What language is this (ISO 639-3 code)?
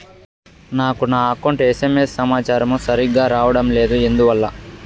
tel